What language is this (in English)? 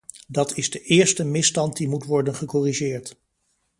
Dutch